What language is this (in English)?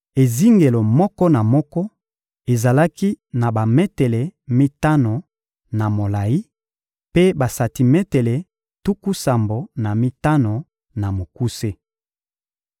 Lingala